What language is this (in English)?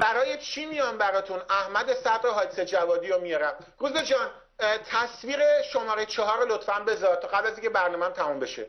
Persian